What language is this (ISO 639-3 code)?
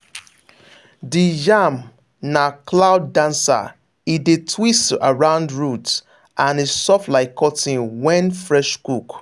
pcm